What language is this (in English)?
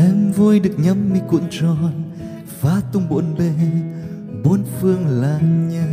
Vietnamese